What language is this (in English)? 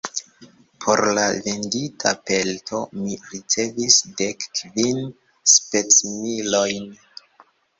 Esperanto